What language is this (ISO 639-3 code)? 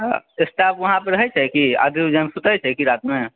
mai